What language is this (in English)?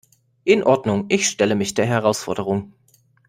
German